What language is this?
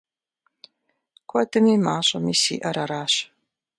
Kabardian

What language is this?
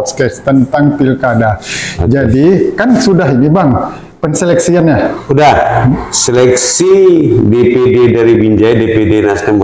Indonesian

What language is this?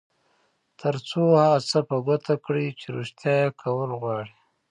Pashto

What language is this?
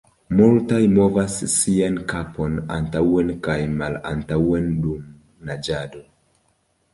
Esperanto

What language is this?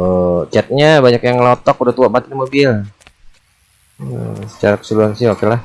Indonesian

